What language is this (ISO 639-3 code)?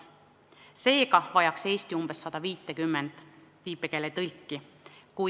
est